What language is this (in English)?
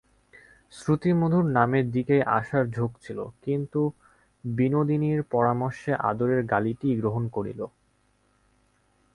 Bangla